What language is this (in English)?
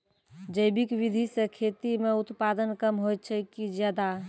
Maithili